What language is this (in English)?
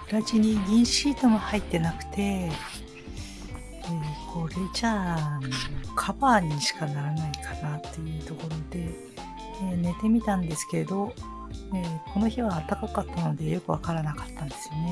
Japanese